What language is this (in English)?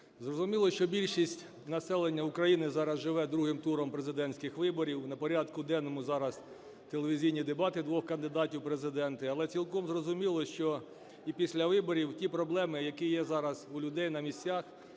Ukrainian